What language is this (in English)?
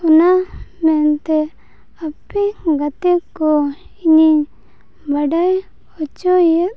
Santali